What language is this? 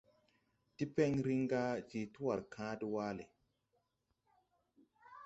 Tupuri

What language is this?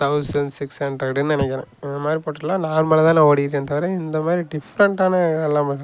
Tamil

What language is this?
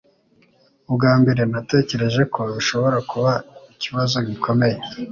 Kinyarwanda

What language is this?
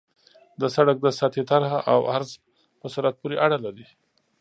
Pashto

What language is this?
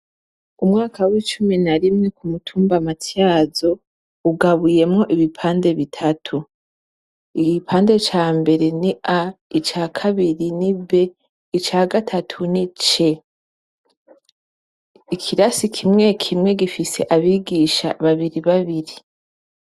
Rundi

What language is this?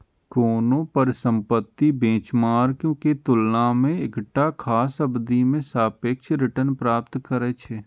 Maithili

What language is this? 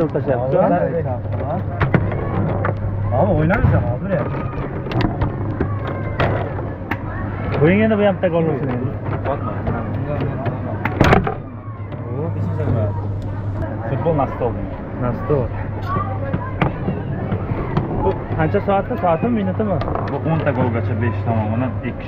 Turkish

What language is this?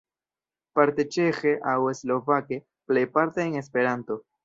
Esperanto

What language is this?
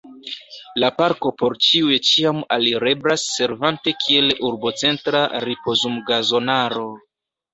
Esperanto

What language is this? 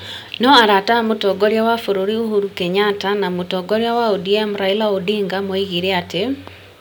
Kikuyu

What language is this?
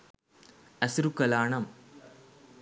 Sinhala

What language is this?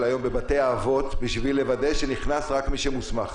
Hebrew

